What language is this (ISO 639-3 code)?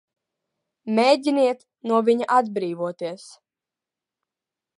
lav